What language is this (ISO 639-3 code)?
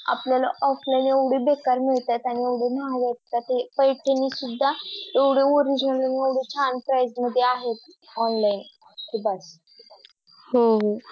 mar